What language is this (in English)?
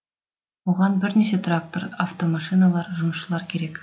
Kazakh